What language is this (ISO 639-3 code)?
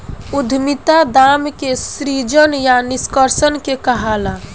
bho